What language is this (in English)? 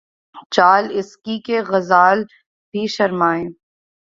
Urdu